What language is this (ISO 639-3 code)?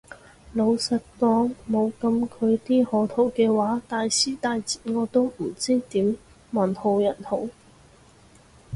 yue